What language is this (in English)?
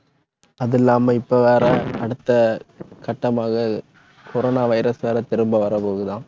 Tamil